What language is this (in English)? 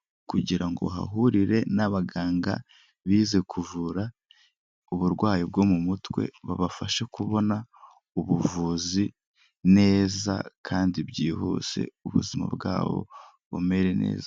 Kinyarwanda